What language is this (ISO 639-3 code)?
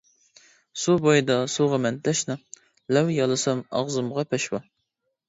uig